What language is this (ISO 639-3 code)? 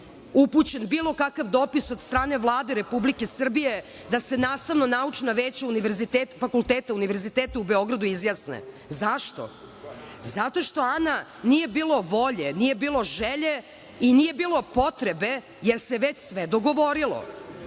srp